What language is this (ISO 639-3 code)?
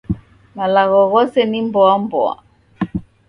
dav